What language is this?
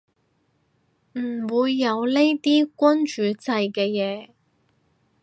Cantonese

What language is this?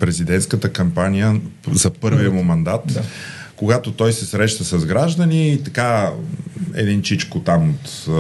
Bulgarian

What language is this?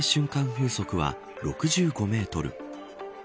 Japanese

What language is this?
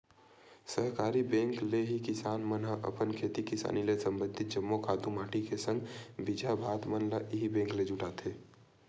Chhattisgarhi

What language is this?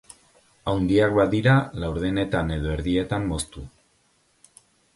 Basque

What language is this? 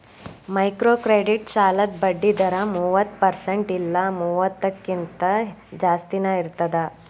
Kannada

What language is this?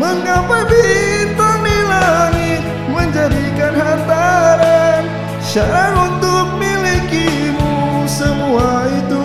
Malay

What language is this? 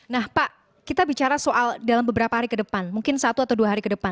Indonesian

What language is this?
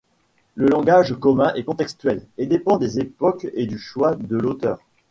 French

